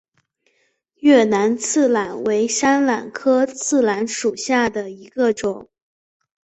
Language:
Chinese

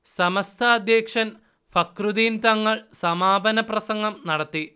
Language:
Malayalam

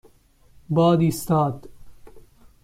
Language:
Persian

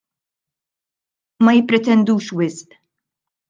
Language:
Maltese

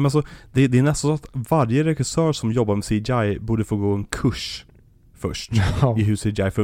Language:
Swedish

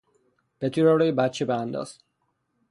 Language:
Persian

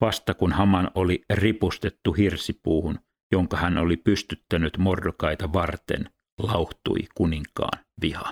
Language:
Finnish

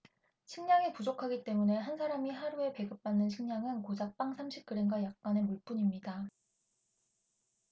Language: Korean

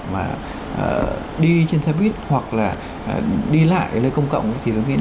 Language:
Vietnamese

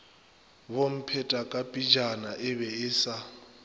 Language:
Northern Sotho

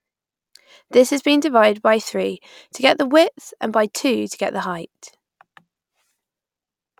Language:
English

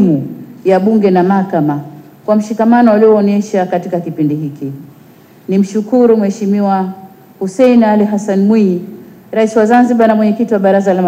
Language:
Swahili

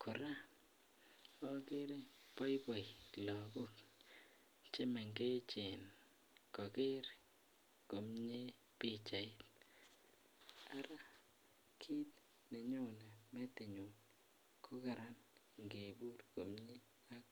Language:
Kalenjin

